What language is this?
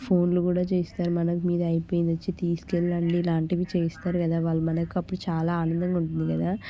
Telugu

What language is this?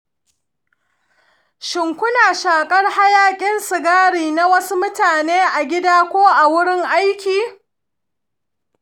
Hausa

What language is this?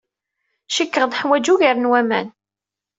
Kabyle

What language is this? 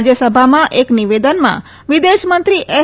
Gujarati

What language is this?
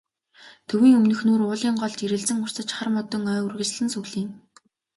Mongolian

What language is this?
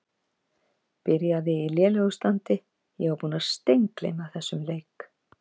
Icelandic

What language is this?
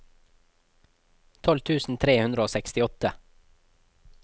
Norwegian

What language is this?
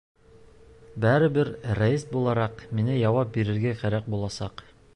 Bashkir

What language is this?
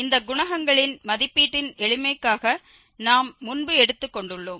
Tamil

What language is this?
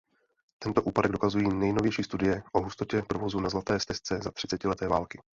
Czech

